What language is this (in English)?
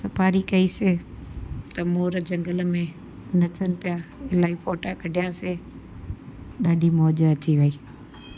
Sindhi